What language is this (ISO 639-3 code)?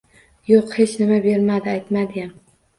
uzb